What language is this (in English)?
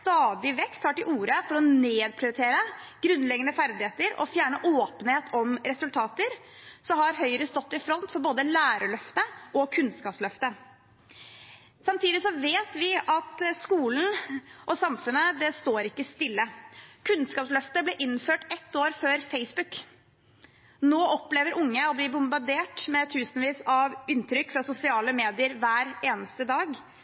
Norwegian Bokmål